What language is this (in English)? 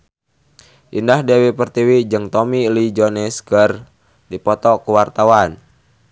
Sundanese